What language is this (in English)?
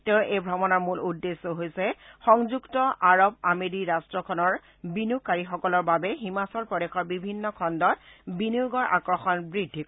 Assamese